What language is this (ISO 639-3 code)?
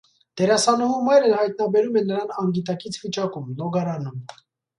hye